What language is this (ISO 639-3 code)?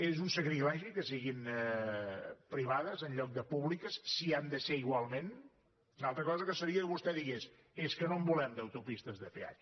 cat